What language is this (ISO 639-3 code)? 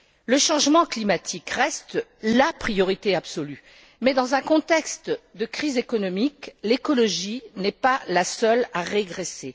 fra